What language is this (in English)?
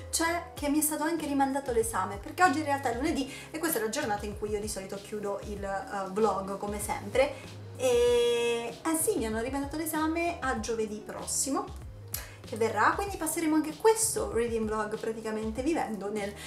Italian